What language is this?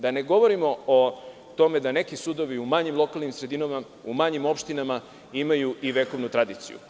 Serbian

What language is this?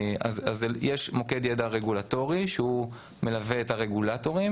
Hebrew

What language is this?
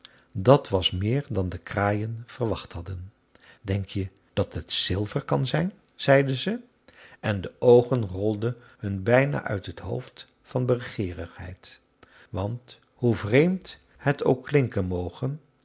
Dutch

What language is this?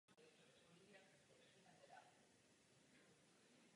Czech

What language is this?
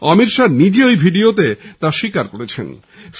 Bangla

